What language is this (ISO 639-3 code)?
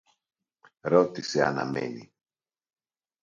ell